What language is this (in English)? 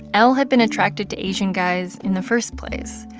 English